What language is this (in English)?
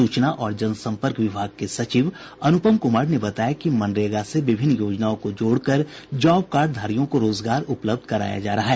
Hindi